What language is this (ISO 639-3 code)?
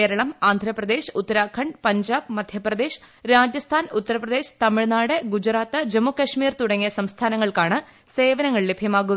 mal